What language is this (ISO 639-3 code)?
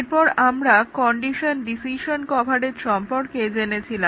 ben